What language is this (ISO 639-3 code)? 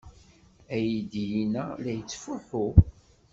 kab